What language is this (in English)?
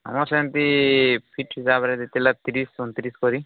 Odia